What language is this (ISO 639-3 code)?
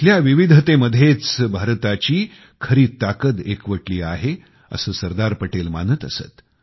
mar